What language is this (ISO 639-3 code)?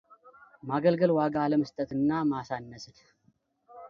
amh